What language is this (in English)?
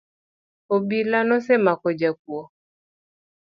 Luo (Kenya and Tanzania)